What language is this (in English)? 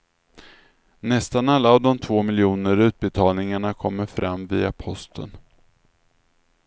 Swedish